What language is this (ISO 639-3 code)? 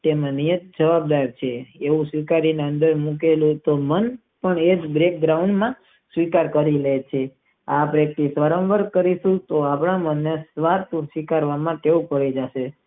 guj